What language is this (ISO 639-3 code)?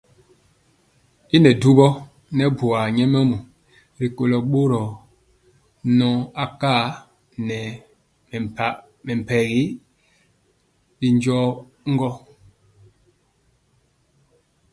mcx